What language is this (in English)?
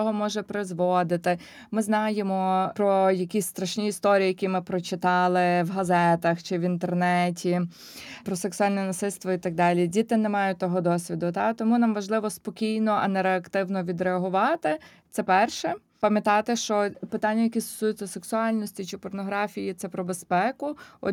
Ukrainian